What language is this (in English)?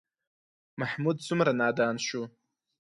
Pashto